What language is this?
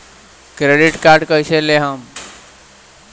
Bhojpuri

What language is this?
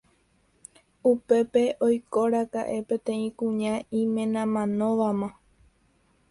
Guarani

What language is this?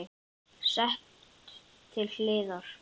Icelandic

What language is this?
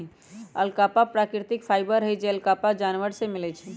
Magahi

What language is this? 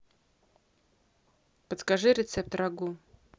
Russian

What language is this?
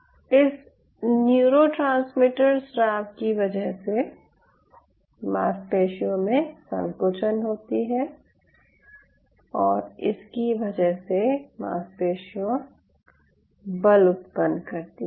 Hindi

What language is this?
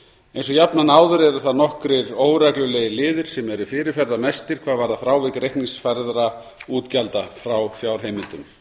Icelandic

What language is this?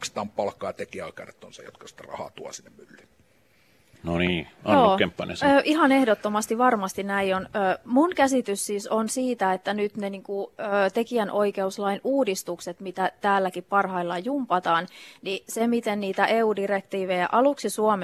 Finnish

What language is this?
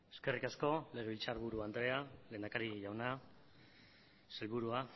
Basque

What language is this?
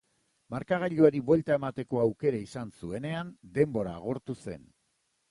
Basque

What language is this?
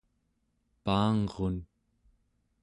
Central Yupik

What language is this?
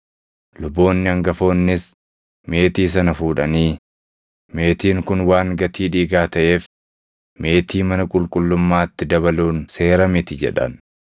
Oromo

